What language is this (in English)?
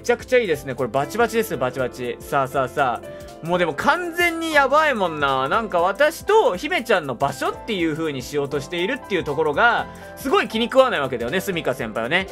Japanese